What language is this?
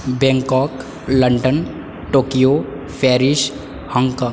Sanskrit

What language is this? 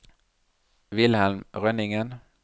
Norwegian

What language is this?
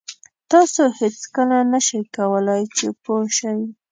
Pashto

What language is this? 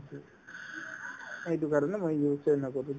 Assamese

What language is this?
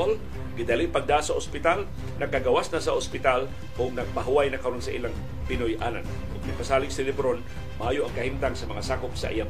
Filipino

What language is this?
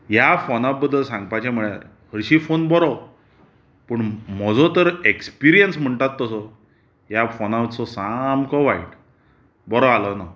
Konkani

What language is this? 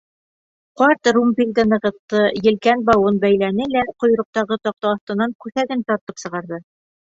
Bashkir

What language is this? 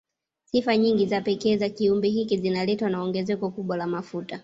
Swahili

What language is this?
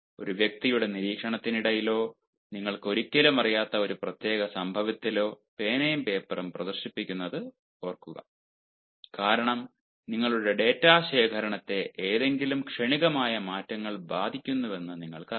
Malayalam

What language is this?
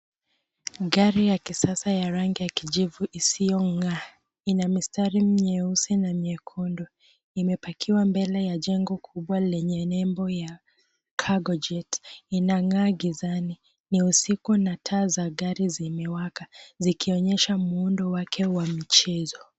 Swahili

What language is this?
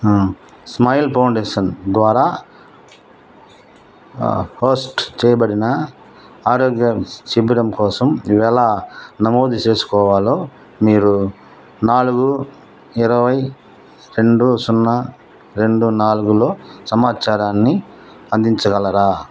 Telugu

